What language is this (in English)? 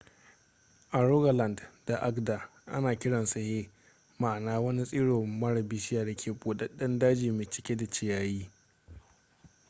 Hausa